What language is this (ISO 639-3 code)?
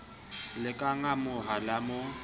sot